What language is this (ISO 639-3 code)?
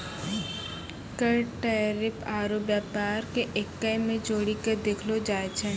mai